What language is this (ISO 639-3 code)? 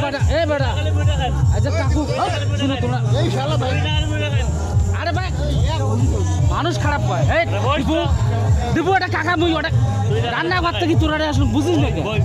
ron